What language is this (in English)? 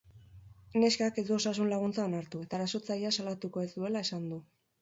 Basque